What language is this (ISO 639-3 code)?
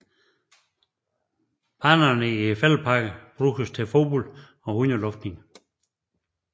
dan